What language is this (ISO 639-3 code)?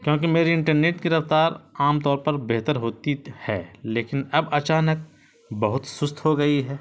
urd